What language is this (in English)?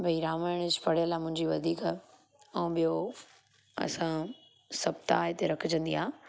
Sindhi